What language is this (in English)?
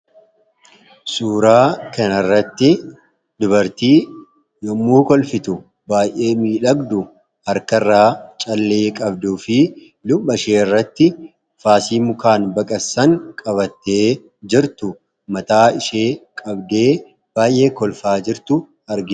Oromo